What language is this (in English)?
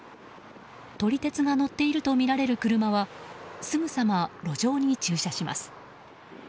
Japanese